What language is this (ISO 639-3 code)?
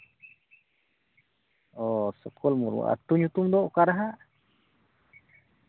sat